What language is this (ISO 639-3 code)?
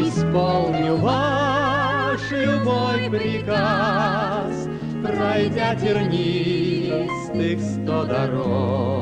rus